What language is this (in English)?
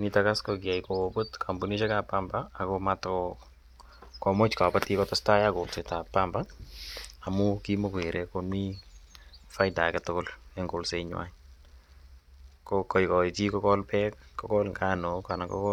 Kalenjin